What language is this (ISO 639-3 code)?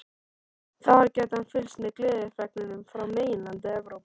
isl